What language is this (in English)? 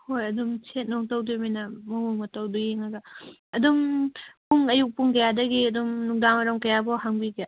Manipuri